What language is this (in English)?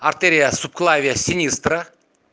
Russian